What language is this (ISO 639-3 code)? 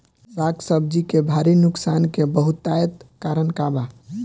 bho